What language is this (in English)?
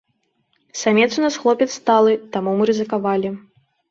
Belarusian